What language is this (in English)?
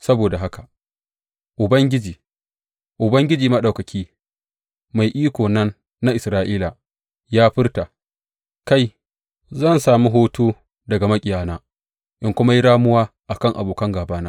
Hausa